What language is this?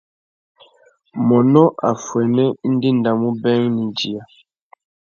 Tuki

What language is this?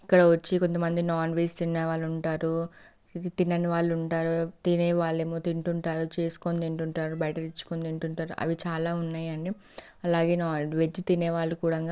Telugu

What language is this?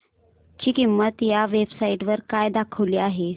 Marathi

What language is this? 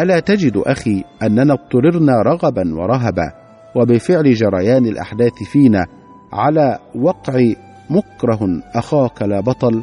Arabic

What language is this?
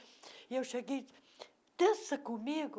Portuguese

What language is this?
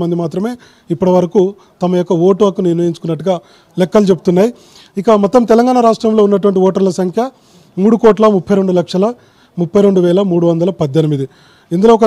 Telugu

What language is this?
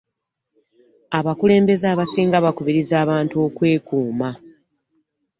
Ganda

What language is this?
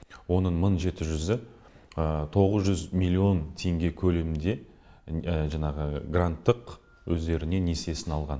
Kazakh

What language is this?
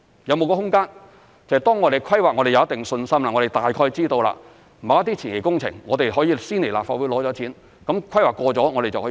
Cantonese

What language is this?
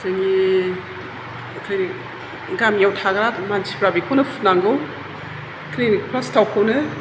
Bodo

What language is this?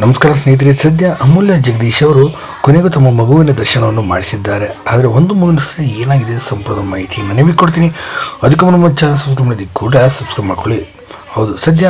Arabic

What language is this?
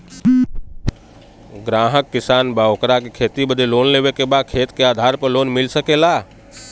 Bhojpuri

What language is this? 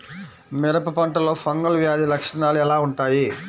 Telugu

